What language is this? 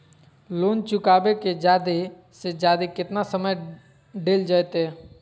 Magahi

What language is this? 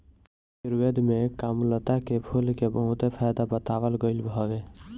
Bhojpuri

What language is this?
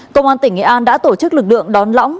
Vietnamese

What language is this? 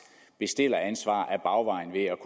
Danish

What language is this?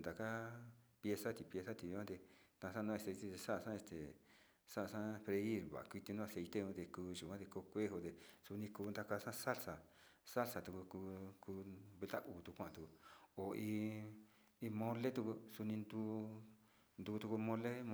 Sinicahua Mixtec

